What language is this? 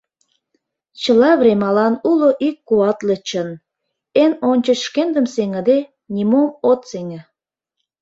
Mari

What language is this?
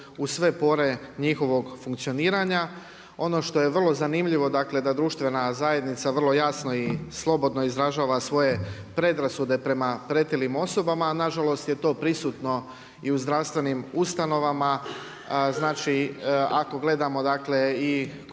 Croatian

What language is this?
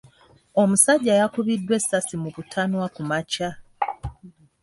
Ganda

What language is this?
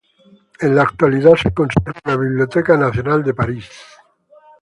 Spanish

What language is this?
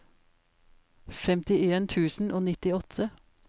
Norwegian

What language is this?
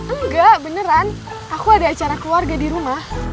Indonesian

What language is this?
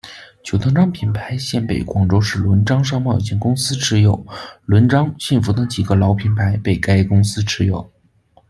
Chinese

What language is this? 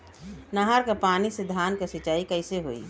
Bhojpuri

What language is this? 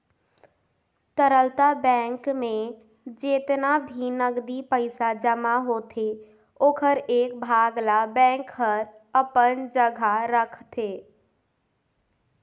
Chhattisgarhi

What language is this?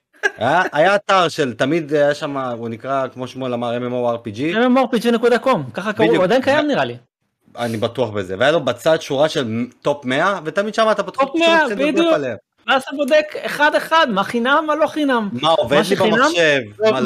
Hebrew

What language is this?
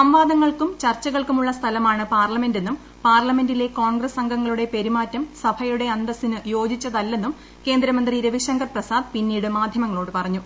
Malayalam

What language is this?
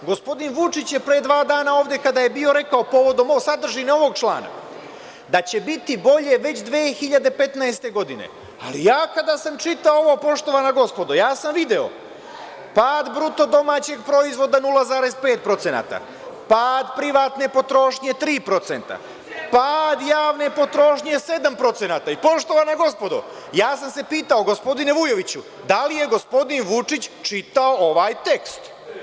Serbian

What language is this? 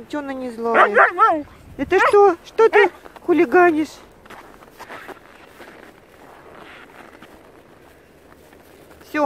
Russian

